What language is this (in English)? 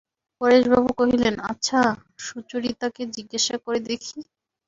Bangla